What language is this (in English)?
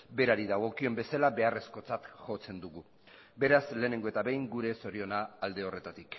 Basque